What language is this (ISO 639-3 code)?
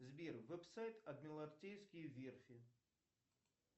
rus